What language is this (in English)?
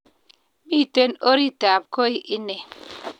Kalenjin